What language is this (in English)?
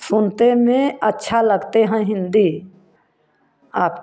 Hindi